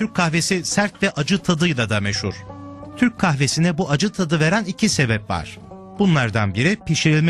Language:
Turkish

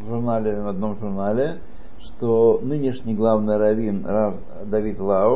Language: Russian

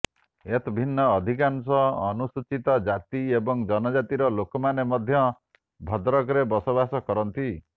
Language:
Odia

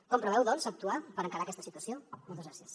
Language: Catalan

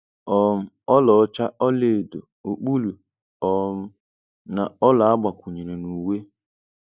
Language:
Igbo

